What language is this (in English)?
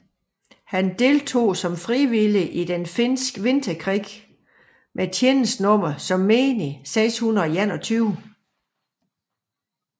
Danish